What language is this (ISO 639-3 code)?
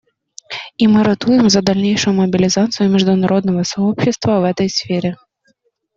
rus